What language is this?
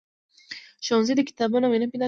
Pashto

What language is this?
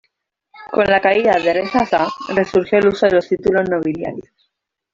Spanish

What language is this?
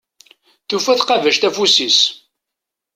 Kabyle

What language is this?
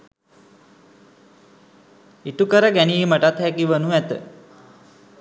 Sinhala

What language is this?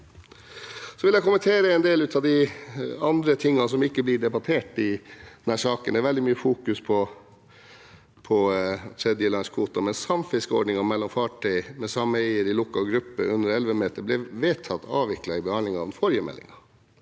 Norwegian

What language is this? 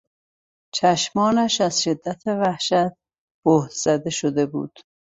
Persian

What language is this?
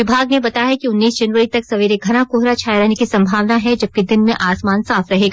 Hindi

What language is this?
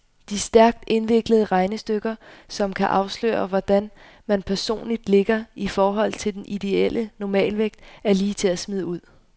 Danish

